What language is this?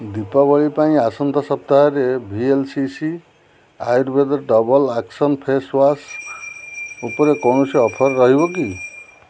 Odia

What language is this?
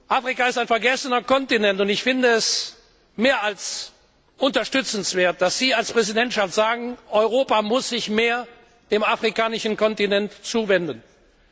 German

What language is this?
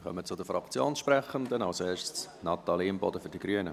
Swiss German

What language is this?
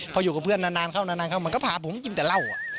Thai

